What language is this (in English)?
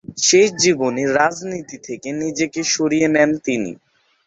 Bangla